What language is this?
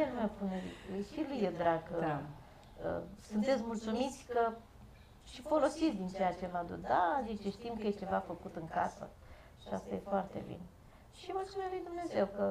Romanian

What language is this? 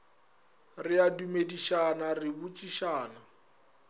Northern Sotho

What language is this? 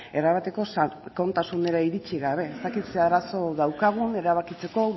Basque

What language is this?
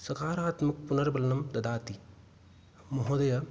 Sanskrit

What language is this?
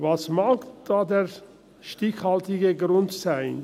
Swiss German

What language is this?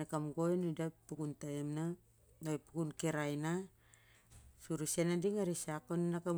Siar-Lak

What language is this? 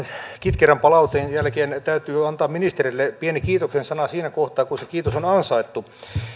Finnish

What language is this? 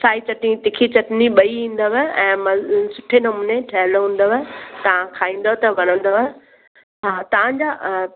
Sindhi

